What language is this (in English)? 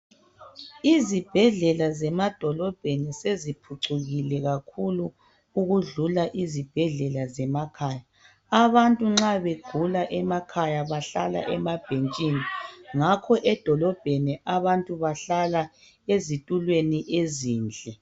North Ndebele